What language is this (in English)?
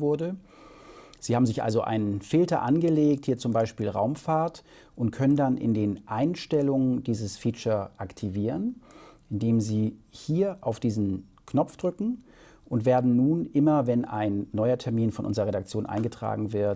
German